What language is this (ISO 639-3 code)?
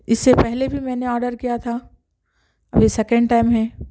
urd